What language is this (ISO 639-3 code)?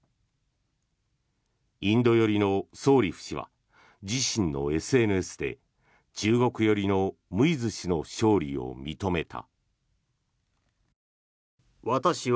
jpn